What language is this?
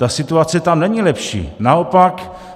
Czech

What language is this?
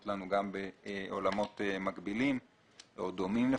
Hebrew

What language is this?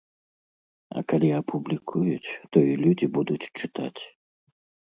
Belarusian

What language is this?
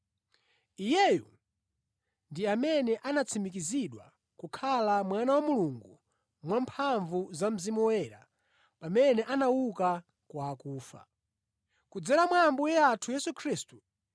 Nyanja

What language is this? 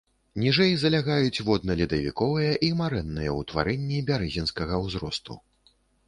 Belarusian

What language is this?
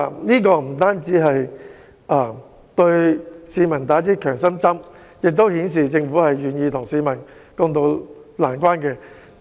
Cantonese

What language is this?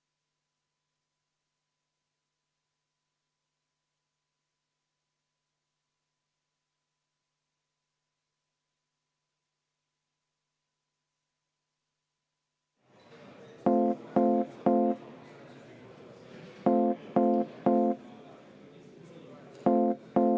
Estonian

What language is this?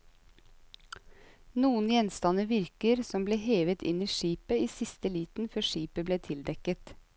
Norwegian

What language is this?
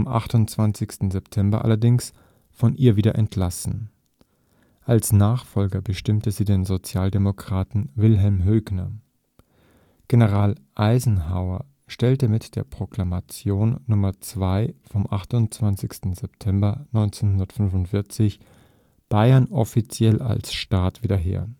German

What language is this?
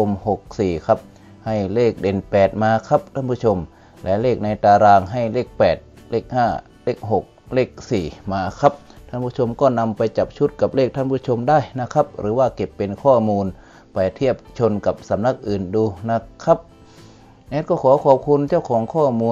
Thai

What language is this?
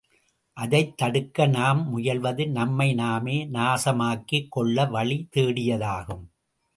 Tamil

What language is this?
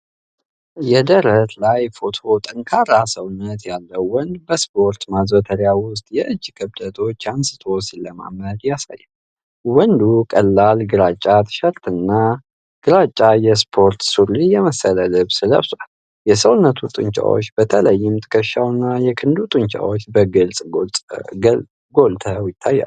Amharic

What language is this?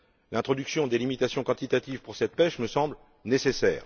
French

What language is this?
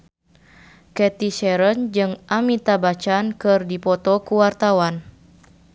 Sundanese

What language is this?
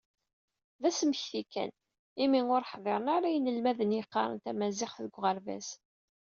Kabyle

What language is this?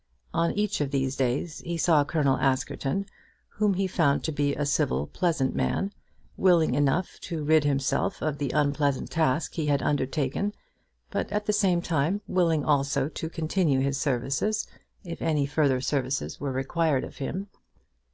English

